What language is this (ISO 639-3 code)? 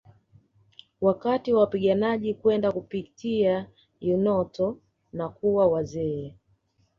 swa